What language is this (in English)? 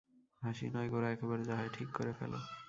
Bangla